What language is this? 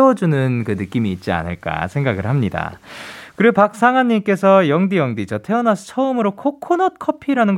Korean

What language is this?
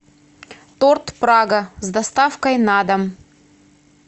Russian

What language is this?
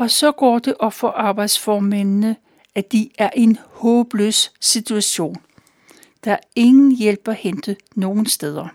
Danish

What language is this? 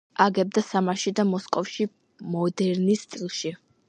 Georgian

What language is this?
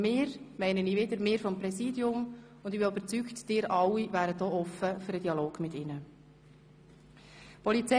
Swiss German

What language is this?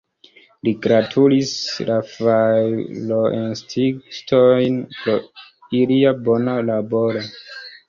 Esperanto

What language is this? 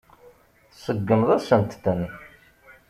Kabyle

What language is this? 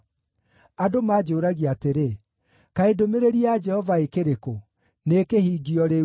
Kikuyu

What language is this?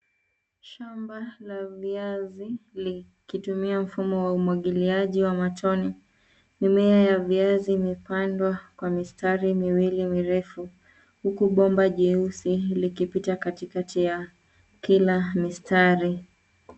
Swahili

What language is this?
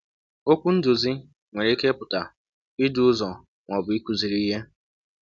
Igbo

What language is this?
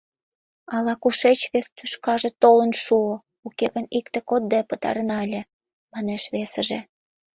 Mari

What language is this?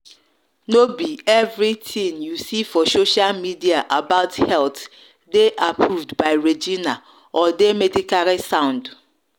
Nigerian Pidgin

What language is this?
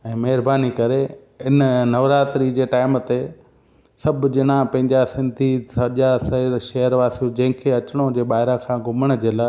Sindhi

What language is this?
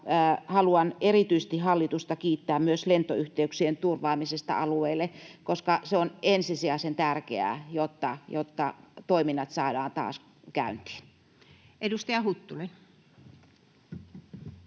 Finnish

